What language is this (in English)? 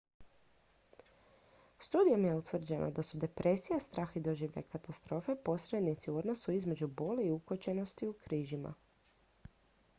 Croatian